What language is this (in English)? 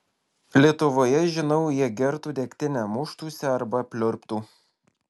Lithuanian